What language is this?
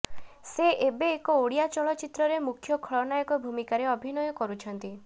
Odia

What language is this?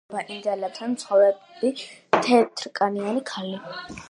Georgian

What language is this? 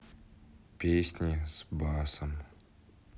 Russian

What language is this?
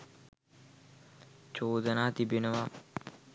Sinhala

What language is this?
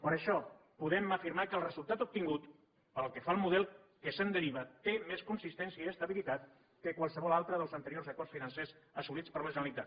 Catalan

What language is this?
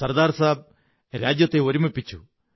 Malayalam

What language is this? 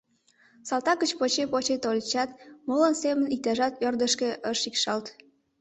Mari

